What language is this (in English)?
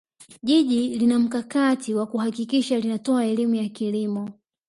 Swahili